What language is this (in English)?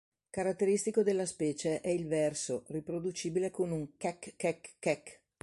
Italian